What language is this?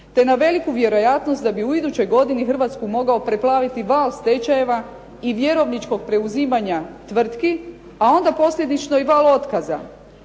Croatian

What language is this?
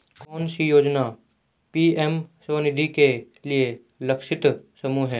Hindi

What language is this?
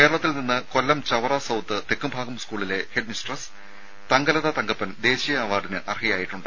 Malayalam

